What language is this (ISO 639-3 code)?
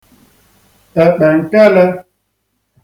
ibo